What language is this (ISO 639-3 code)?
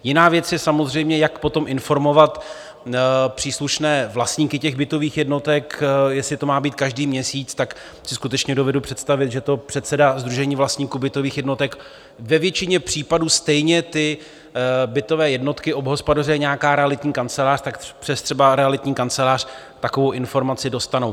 ces